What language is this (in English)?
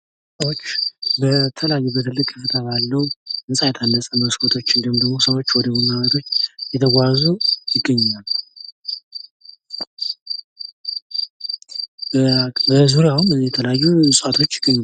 Amharic